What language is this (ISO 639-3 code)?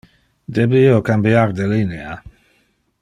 ina